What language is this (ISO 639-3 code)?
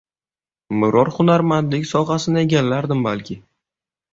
uzb